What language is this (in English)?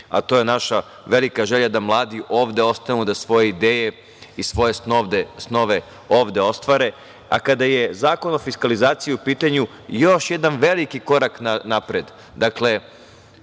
Serbian